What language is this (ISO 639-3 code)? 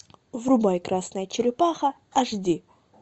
rus